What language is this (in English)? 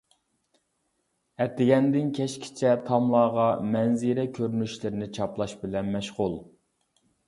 Uyghur